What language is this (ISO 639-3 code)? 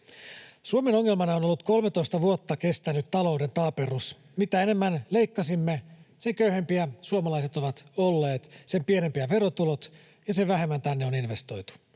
fin